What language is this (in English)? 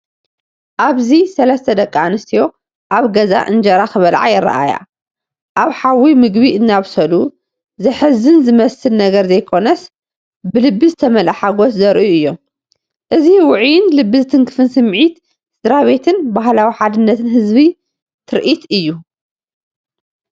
Tigrinya